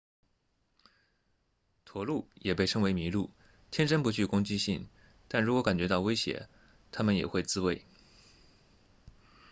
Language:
Chinese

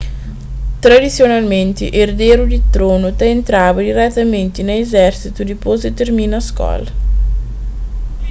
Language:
Kabuverdianu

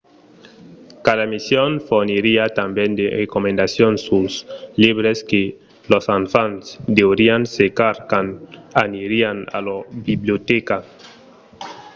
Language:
Occitan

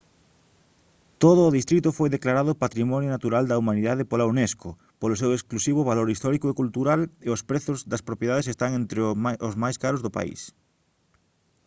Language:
Galician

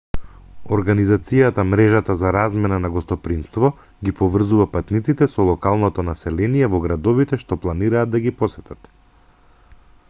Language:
Macedonian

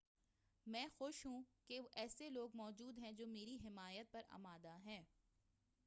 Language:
Urdu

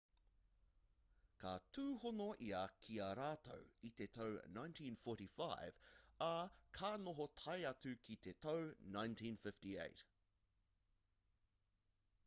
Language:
Māori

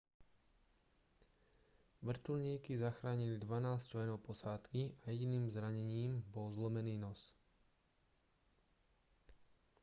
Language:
Slovak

